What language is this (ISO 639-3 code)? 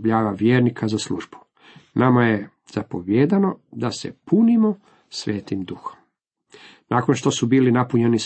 hrv